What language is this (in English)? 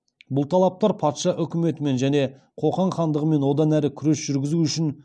Kazakh